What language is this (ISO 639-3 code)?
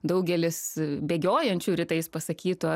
lit